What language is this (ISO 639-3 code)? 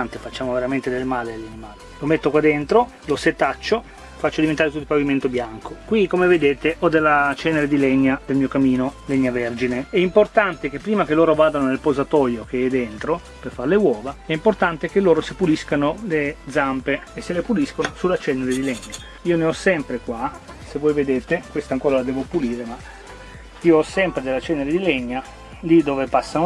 ita